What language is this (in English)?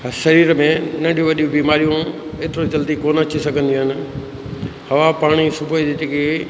Sindhi